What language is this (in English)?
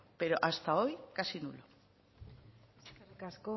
Spanish